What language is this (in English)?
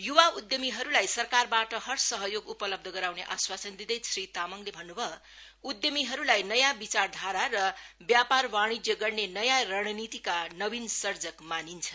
Nepali